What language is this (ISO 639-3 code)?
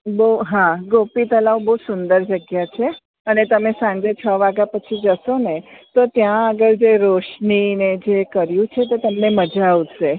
guj